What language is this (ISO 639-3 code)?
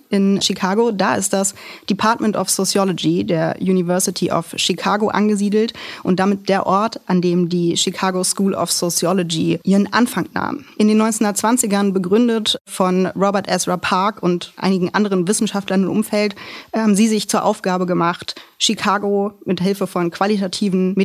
deu